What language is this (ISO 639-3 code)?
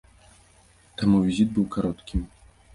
bel